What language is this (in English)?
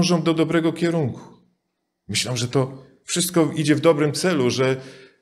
Polish